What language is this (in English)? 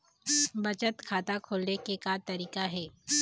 Chhattisgarhi